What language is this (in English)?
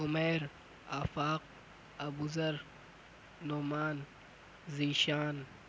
Urdu